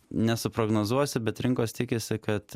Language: Lithuanian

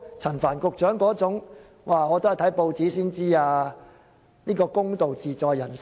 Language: Cantonese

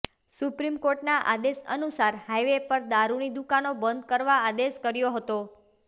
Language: Gujarati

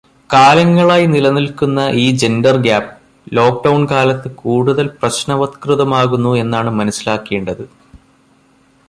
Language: Malayalam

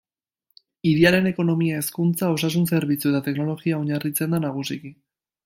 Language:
Basque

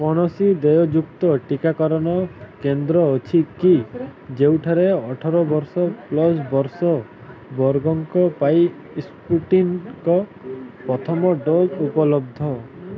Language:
Odia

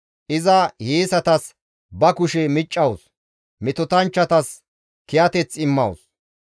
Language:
Gamo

